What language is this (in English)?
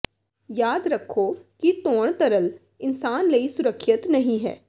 Punjabi